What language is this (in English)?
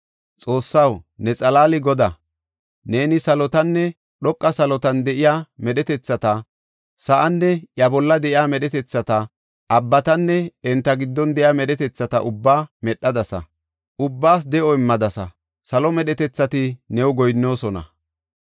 Gofa